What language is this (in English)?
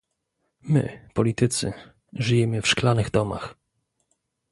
Polish